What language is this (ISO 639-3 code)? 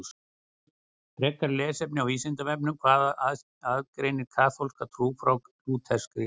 isl